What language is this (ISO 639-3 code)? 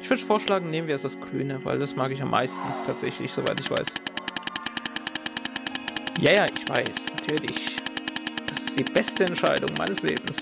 deu